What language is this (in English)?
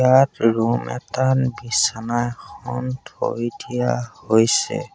Assamese